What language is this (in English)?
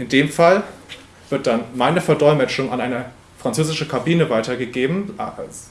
German